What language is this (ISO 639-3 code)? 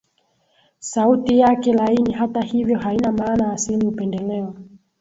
swa